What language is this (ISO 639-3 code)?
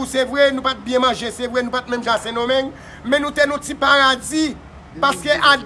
fra